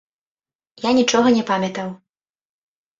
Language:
Belarusian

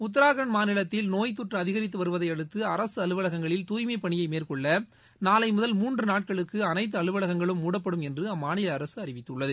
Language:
Tamil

